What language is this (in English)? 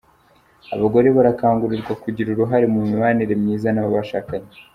Kinyarwanda